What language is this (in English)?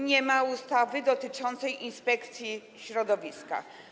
Polish